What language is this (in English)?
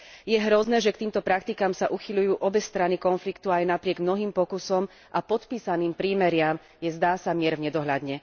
Slovak